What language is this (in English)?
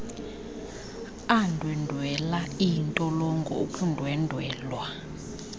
Xhosa